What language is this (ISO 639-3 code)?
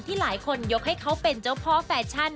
tha